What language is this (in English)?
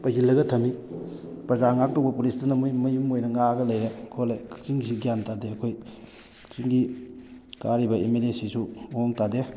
Manipuri